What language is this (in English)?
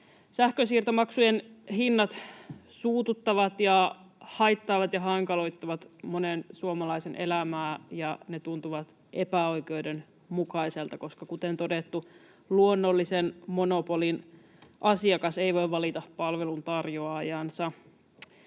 Finnish